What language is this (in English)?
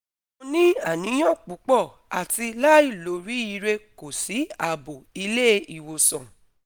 Yoruba